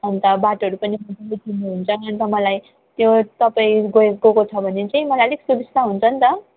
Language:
Nepali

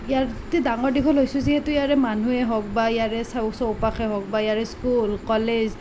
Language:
Assamese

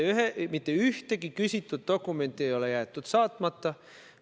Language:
Estonian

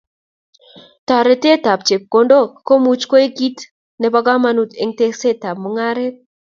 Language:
Kalenjin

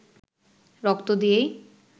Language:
Bangla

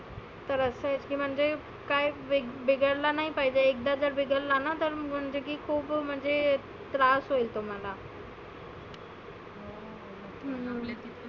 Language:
Marathi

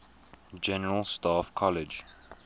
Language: English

